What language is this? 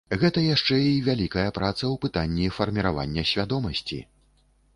Belarusian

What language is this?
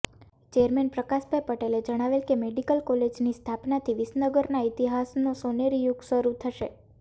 Gujarati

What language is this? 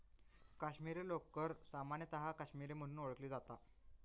Marathi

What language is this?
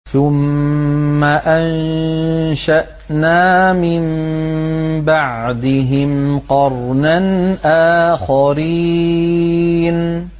Arabic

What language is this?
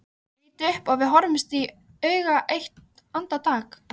Icelandic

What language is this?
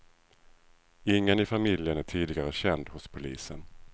Swedish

